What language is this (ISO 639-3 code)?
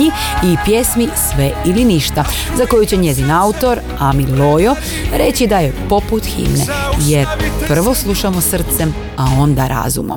hrv